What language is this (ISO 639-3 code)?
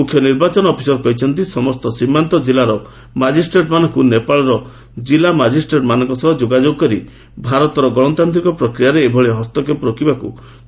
ori